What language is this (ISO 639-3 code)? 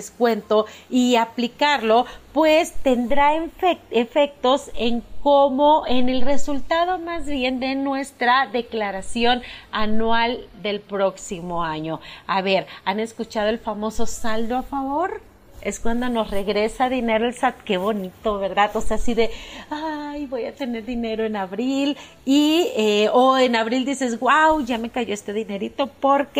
spa